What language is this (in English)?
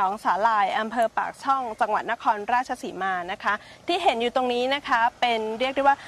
Thai